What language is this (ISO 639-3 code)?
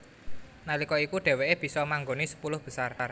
jav